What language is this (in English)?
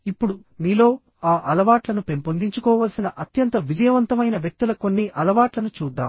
Telugu